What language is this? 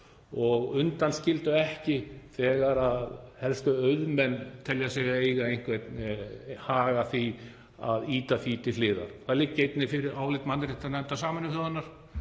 Icelandic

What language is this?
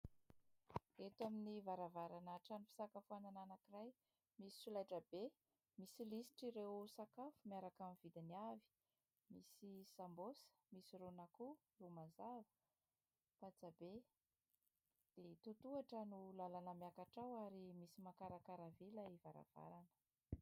Malagasy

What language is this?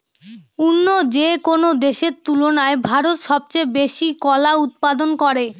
Bangla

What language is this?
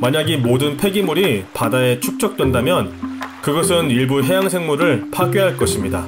Korean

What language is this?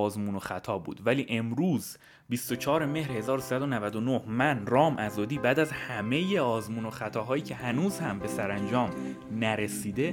Persian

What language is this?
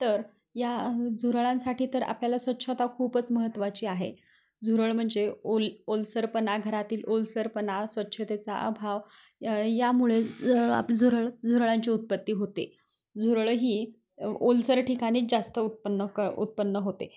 Marathi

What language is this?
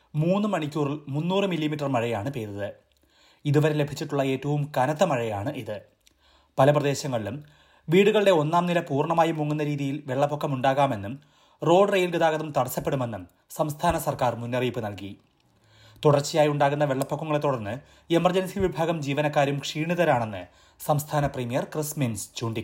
Malayalam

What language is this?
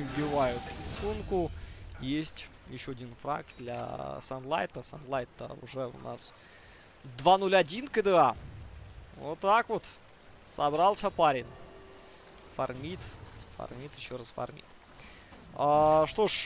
Russian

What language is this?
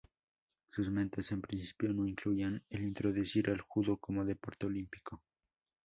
Spanish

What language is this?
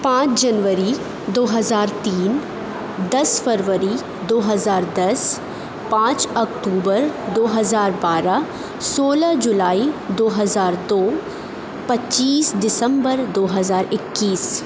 Urdu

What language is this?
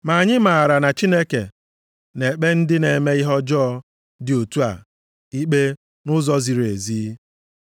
Igbo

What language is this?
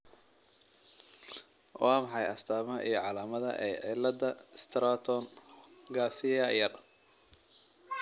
Somali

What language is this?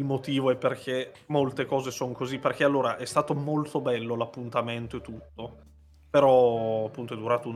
Italian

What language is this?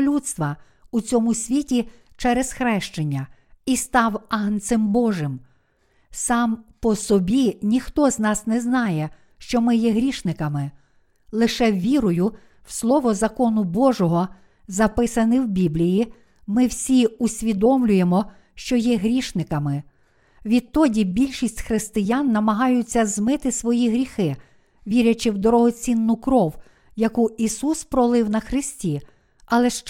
Ukrainian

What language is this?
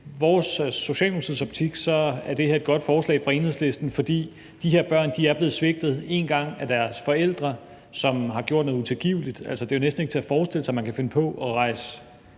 Danish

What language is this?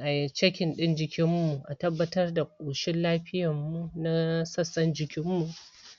Hausa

